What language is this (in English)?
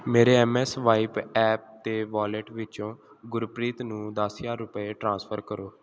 Punjabi